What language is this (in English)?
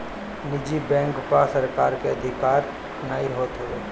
Bhojpuri